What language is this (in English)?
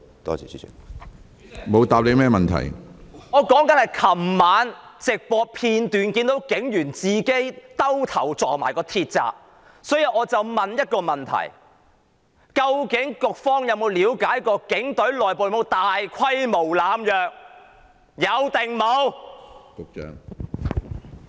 Cantonese